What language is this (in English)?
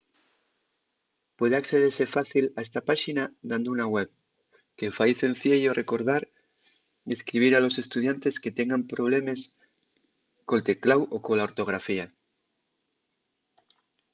Asturian